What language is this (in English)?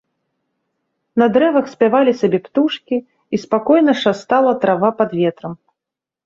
Belarusian